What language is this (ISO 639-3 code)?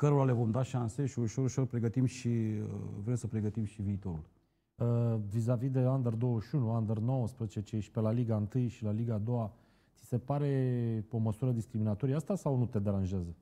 ron